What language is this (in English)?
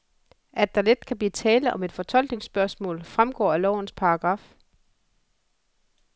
Danish